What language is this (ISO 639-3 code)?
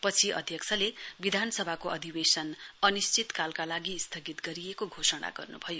nep